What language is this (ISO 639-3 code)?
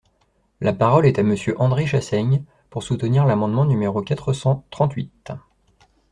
fra